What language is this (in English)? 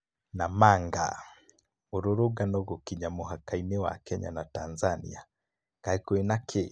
Kikuyu